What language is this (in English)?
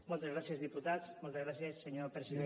Catalan